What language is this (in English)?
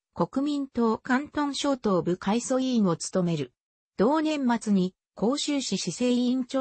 Japanese